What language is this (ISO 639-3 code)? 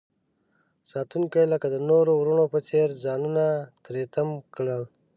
pus